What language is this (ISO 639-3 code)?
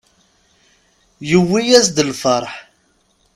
kab